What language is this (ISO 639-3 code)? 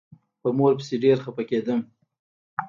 pus